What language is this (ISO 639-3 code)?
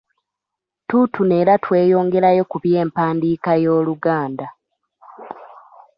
lug